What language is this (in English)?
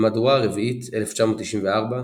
Hebrew